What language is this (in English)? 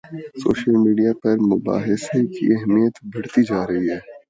Urdu